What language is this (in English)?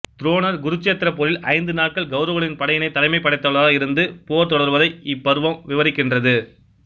Tamil